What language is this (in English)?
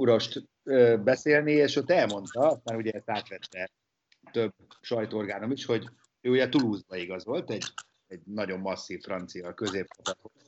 Hungarian